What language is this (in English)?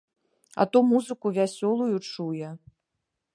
Belarusian